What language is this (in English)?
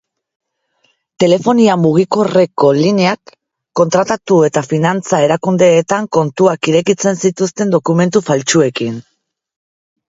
Basque